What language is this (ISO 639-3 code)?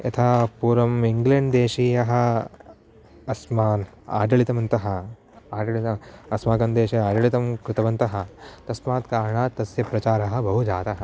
san